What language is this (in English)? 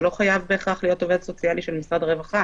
Hebrew